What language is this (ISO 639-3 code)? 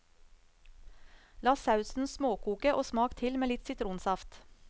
nor